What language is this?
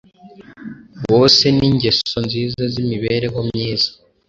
Kinyarwanda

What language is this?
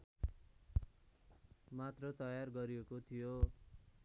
Nepali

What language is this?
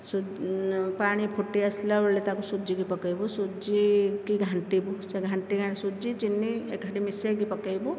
Odia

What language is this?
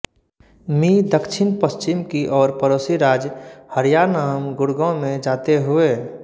Hindi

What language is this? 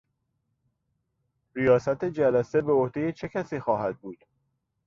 Persian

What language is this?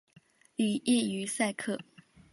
Chinese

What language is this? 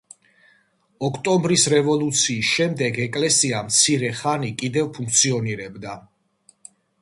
Georgian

